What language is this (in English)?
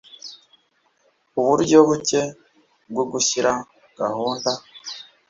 Kinyarwanda